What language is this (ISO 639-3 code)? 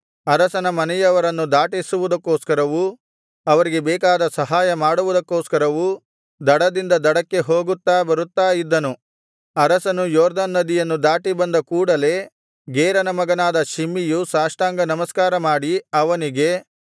kan